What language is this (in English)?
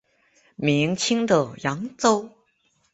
Chinese